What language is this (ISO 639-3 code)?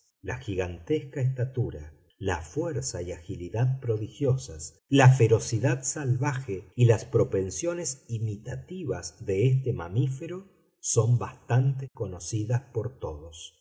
spa